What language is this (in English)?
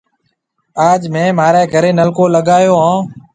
Marwari (Pakistan)